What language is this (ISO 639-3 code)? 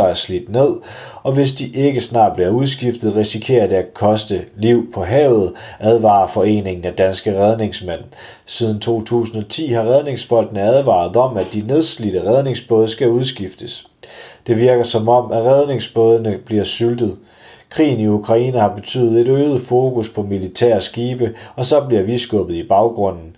dan